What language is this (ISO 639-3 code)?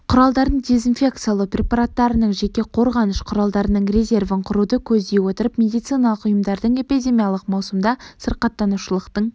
kaz